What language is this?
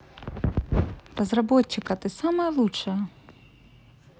Russian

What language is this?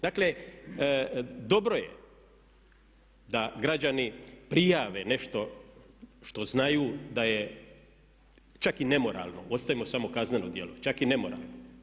Croatian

